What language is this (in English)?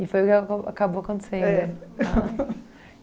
Portuguese